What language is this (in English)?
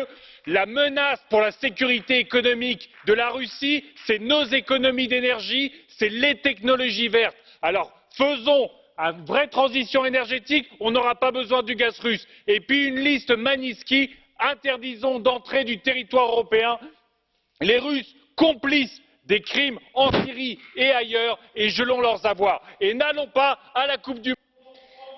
French